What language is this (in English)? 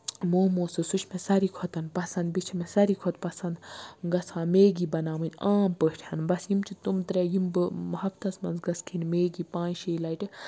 Kashmiri